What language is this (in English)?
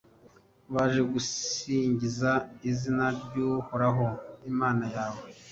Kinyarwanda